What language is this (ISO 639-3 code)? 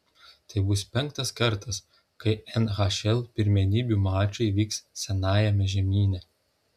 lit